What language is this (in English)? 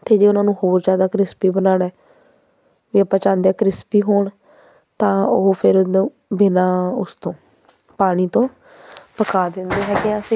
Punjabi